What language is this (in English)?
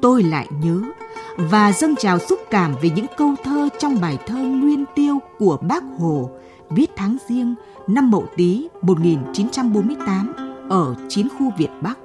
Vietnamese